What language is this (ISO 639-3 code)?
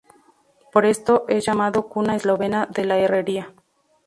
spa